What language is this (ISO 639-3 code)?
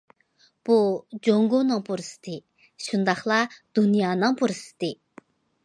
uig